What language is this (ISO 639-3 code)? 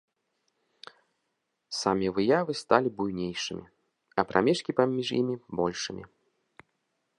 bel